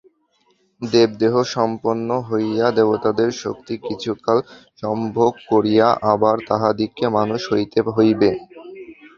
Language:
Bangla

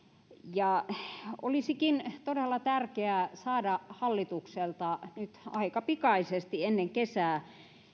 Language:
Finnish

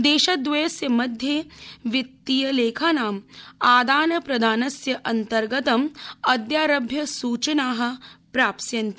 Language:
Sanskrit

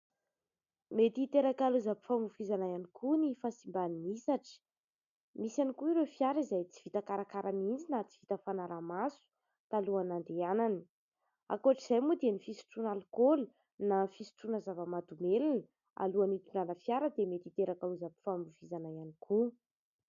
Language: Malagasy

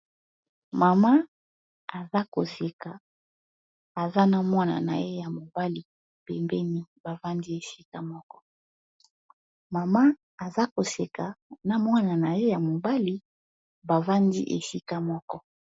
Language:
Lingala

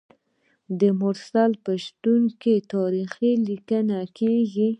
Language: Pashto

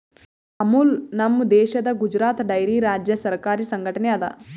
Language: Kannada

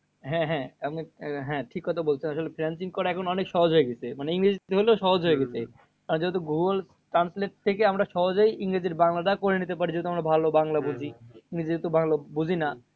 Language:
Bangla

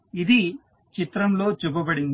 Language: Telugu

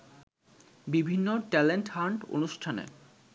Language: Bangla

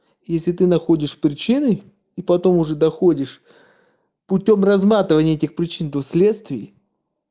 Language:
Russian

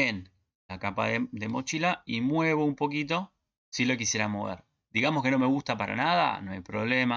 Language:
Spanish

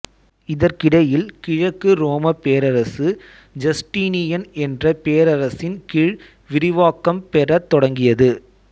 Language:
Tamil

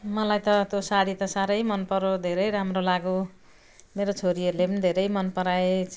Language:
Nepali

